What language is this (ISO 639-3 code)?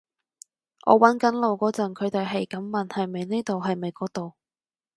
yue